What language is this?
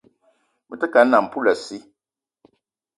Eton (Cameroon)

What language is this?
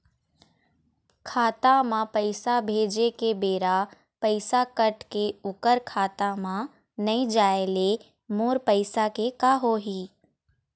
Chhattisgarhi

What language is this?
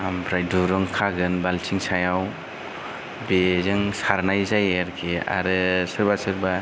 Bodo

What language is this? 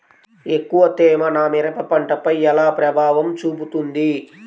Telugu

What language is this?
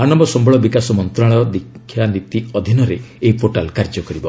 Odia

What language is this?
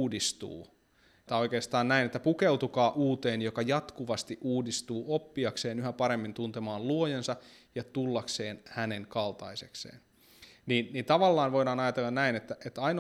Finnish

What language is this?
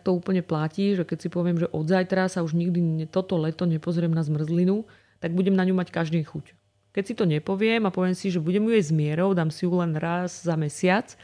Slovak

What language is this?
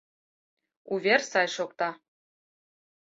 Mari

